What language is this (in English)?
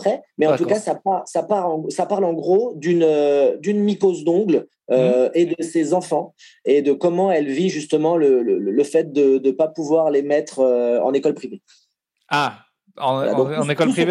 French